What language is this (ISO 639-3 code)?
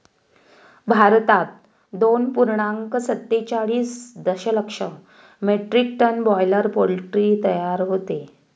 mar